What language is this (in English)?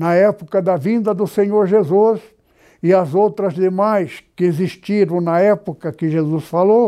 Portuguese